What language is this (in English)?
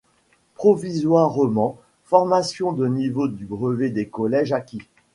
French